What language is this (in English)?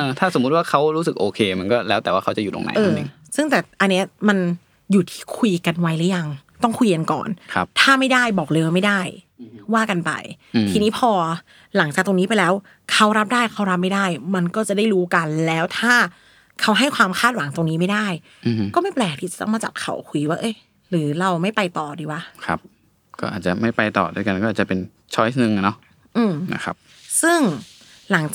Thai